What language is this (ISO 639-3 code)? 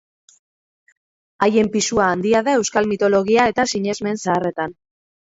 eus